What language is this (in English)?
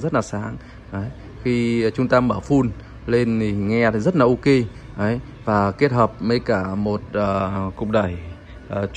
Vietnamese